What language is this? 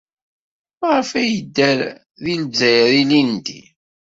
Kabyle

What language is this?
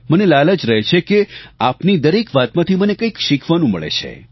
Gujarati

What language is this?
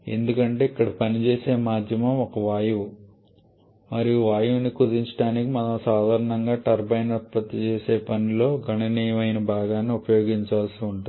Telugu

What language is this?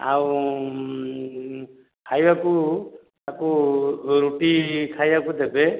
Odia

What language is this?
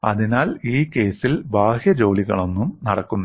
Malayalam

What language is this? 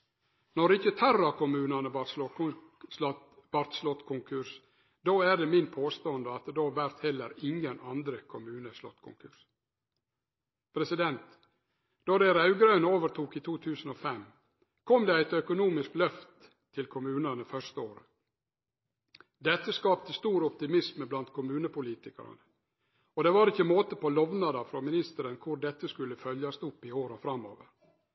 Norwegian Nynorsk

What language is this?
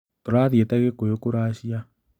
Kikuyu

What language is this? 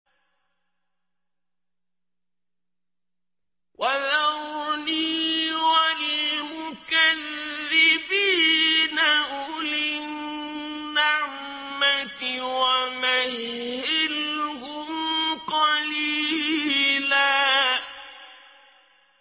Arabic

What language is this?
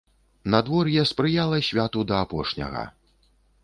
Belarusian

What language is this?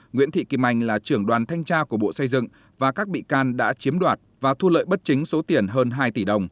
Vietnamese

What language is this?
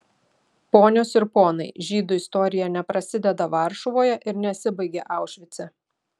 Lithuanian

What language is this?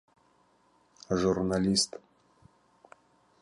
Abkhazian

